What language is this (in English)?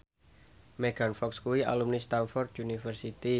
Javanese